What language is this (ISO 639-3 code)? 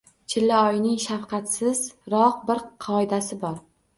uzb